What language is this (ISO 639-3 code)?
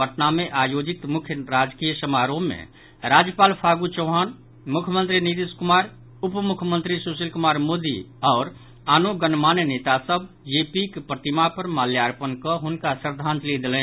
mai